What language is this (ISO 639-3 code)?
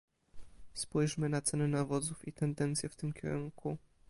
pol